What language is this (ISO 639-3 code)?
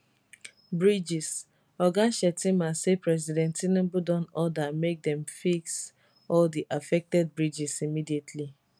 pcm